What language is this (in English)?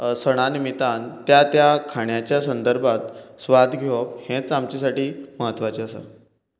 Konkani